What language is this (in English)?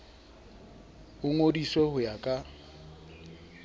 Southern Sotho